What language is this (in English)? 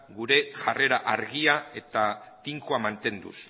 Basque